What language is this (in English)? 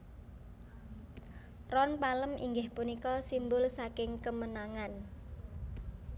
Javanese